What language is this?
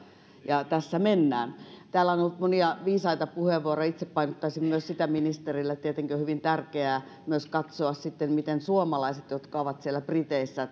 Finnish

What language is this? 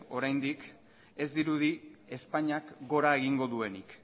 Basque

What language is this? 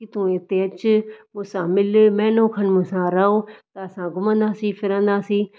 Sindhi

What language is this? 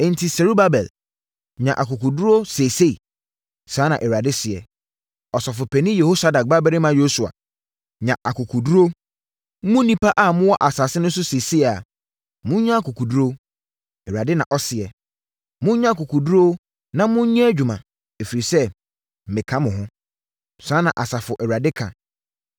Akan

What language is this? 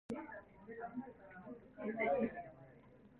Cantonese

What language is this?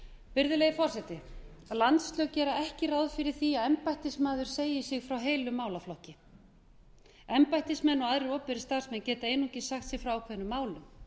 Icelandic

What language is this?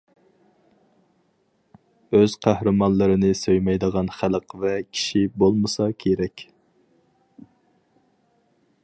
Uyghur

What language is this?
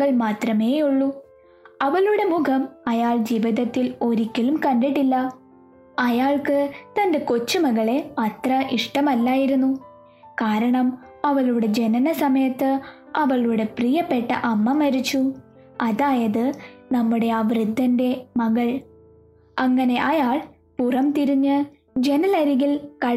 Malayalam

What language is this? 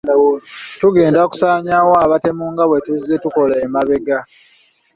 Ganda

